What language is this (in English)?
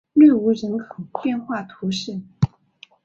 Chinese